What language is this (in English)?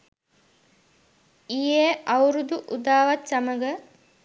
Sinhala